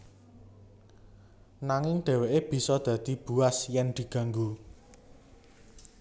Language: Javanese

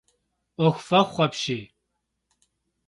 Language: Kabardian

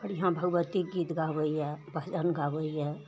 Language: Maithili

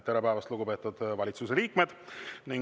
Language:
Estonian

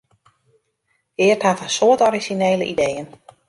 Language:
Western Frisian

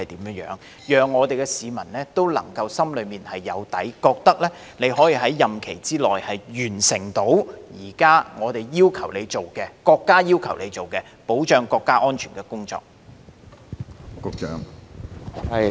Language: Cantonese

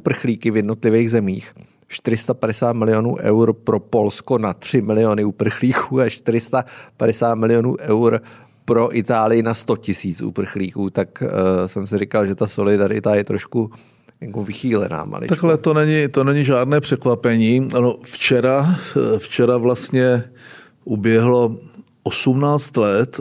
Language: Czech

